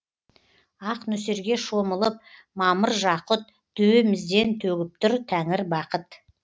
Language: Kazakh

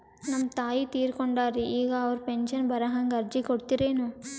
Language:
Kannada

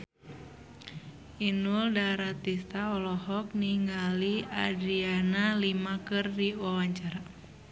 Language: Sundanese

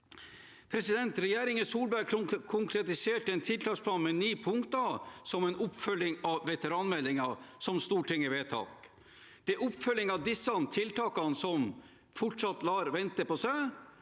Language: Norwegian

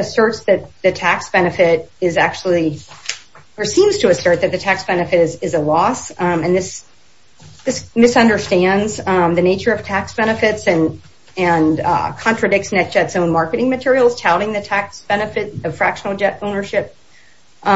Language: English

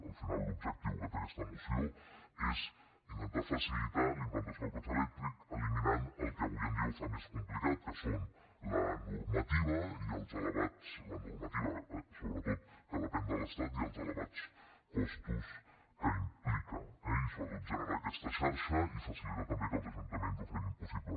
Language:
Catalan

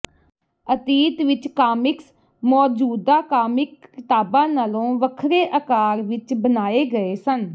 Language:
Punjabi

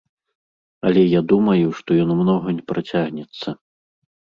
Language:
Belarusian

